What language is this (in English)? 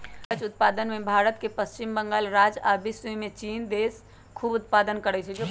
Magahi